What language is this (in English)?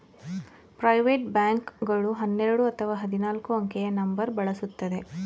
Kannada